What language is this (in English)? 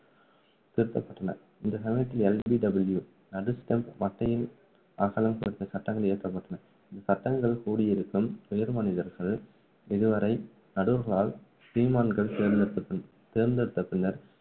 Tamil